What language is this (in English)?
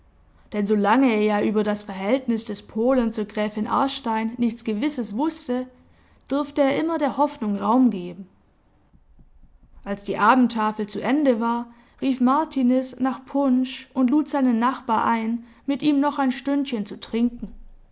German